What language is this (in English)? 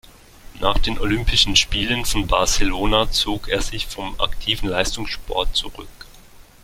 German